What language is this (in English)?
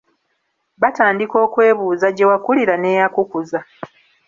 Ganda